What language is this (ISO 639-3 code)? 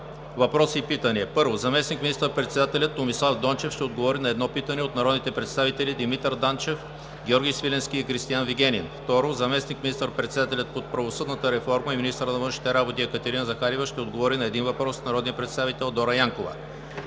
bul